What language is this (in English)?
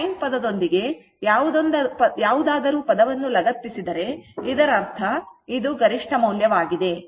Kannada